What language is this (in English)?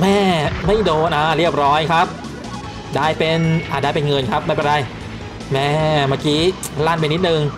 Thai